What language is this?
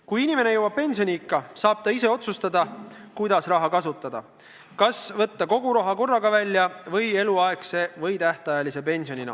Estonian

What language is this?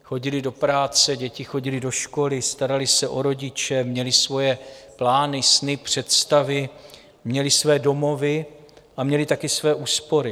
Czech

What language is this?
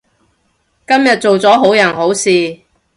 Cantonese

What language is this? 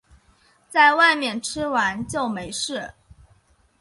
Chinese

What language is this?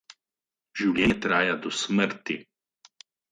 Slovenian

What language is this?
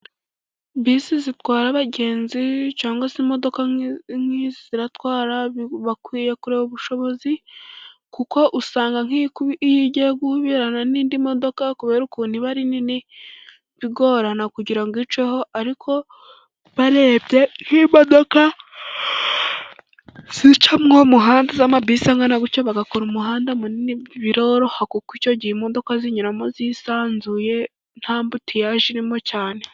Kinyarwanda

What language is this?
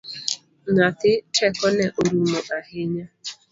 Luo (Kenya and Tanzania)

